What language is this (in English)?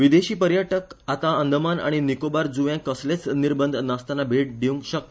Konkani